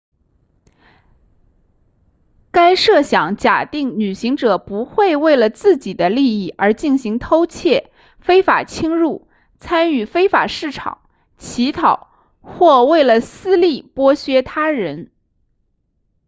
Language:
Chinese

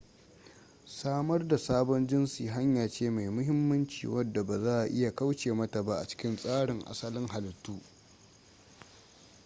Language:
Hausa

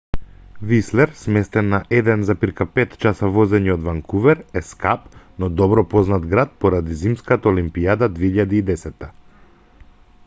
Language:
Macedonian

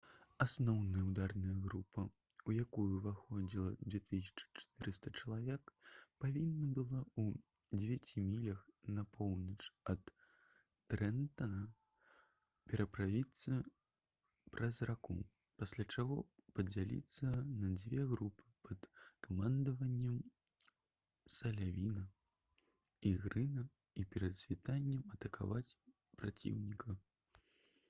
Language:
Belarusian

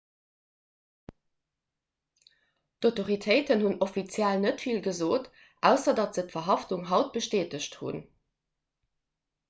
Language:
Luxembourgish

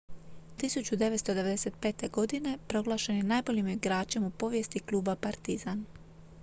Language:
Croatian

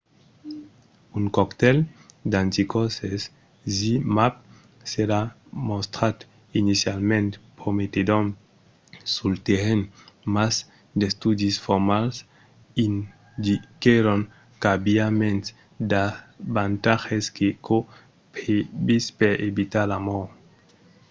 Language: Occitan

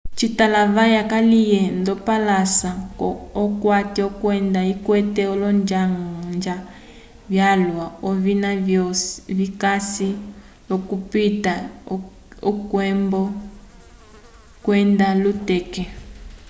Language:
Umbundu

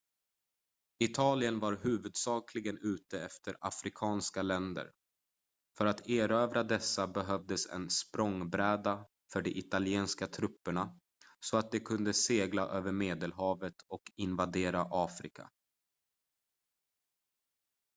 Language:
Swedish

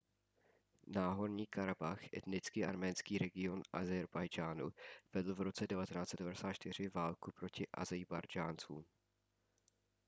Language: Czech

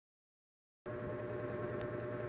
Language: Cebuano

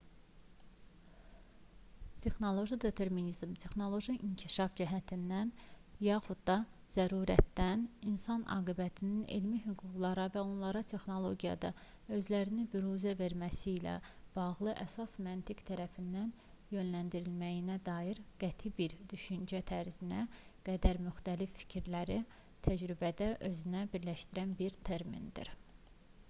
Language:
Azerbaijani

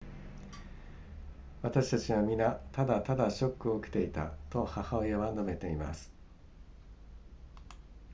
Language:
Japanese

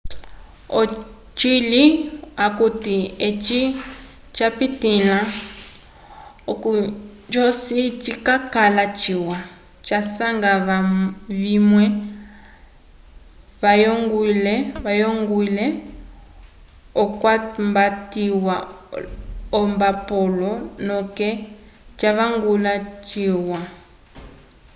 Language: Umbundu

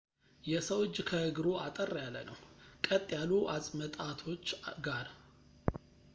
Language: Amharic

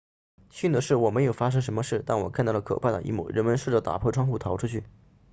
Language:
Chinese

